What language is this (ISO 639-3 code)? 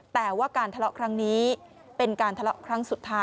tha